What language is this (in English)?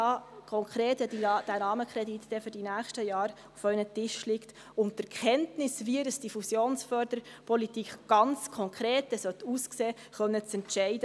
Swiss German